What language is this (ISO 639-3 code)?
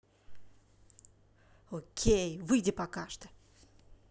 rus